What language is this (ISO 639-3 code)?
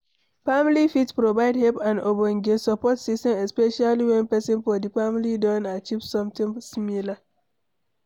pcm